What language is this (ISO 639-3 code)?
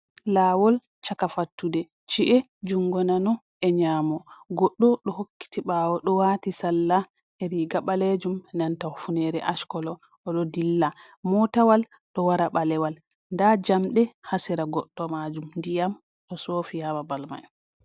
ful